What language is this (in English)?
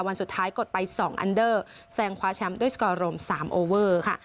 Thai